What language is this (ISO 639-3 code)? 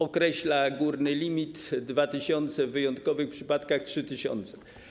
pol